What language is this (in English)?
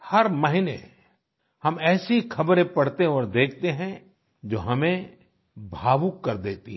Hindi